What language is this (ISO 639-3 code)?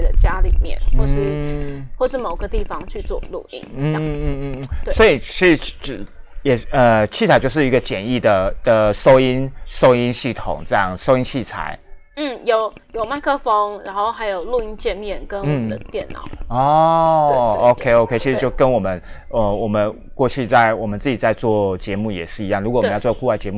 zho